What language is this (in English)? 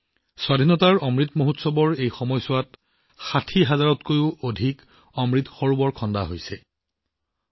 Assamese